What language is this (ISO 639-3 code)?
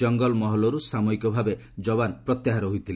ori